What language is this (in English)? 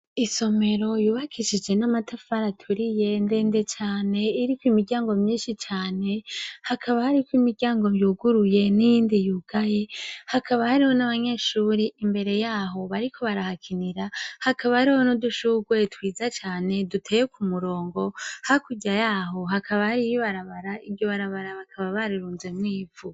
Rundi